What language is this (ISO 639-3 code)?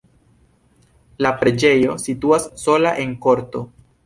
epo